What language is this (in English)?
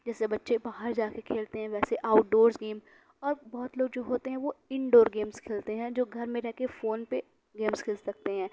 Urdu